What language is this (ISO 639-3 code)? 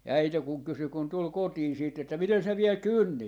fin